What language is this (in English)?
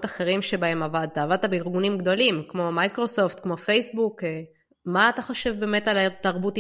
Hebrew